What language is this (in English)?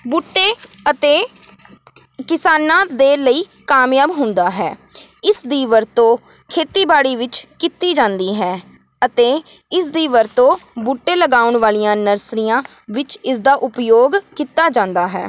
Punjabi